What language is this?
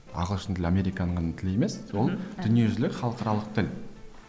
Kazakh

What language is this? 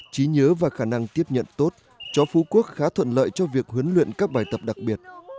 Vietnamese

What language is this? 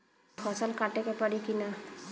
Bhojpuri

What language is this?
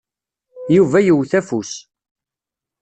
Kabyle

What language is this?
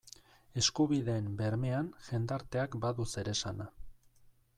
Basque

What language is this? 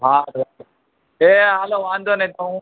Gujarati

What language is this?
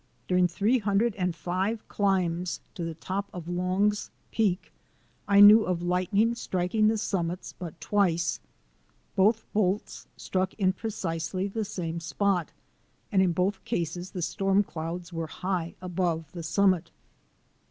English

